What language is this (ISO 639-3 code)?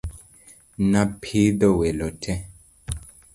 luo